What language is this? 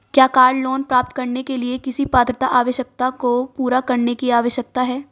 Hindi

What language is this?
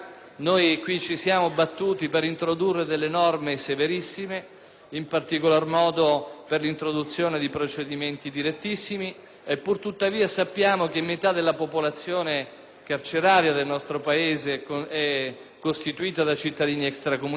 Italian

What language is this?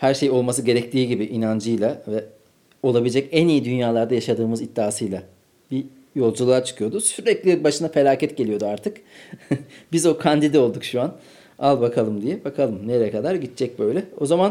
Turkish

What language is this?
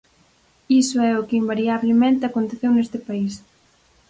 Galician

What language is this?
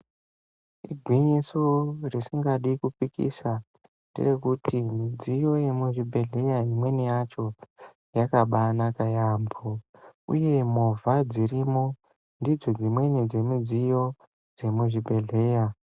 Ndau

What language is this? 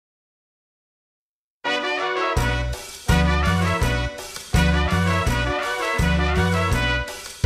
Dutch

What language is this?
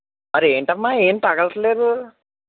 Telugu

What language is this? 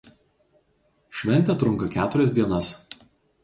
Lithuanian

